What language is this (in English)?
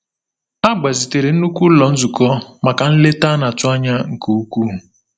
Igbo